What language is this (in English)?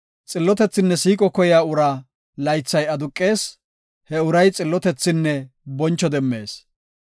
Gofa